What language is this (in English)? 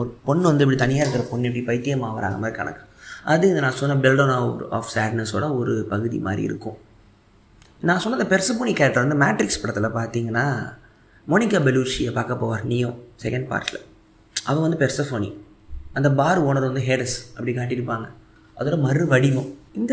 Tamil